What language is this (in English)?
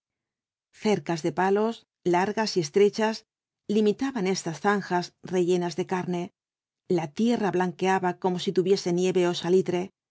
Spanish